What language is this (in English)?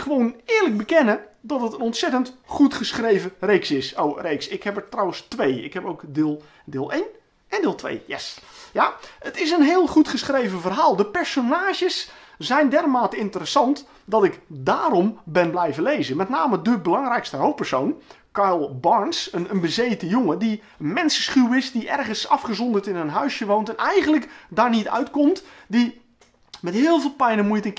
Dutch